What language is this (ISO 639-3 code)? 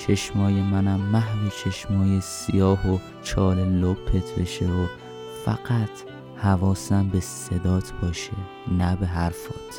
fas